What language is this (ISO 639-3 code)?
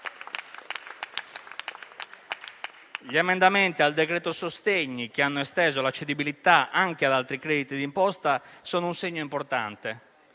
ita